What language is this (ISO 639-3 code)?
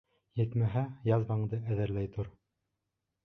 bak